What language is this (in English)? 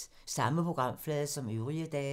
Danish